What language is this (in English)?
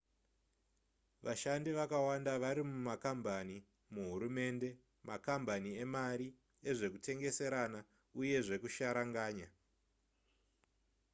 Shona